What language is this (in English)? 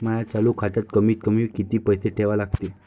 Marathi